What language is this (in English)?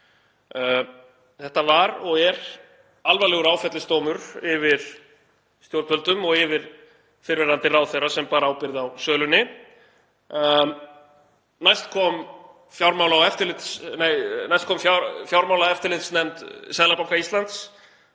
Icelandic